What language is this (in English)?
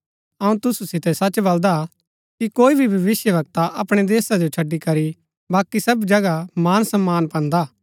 Gaddi